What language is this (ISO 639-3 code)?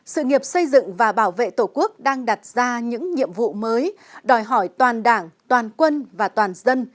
vie